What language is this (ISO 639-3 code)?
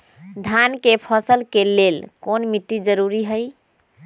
mag